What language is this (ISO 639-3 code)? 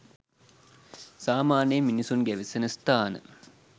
sin